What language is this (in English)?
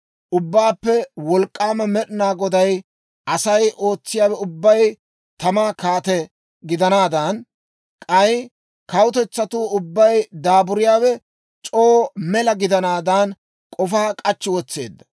Dawro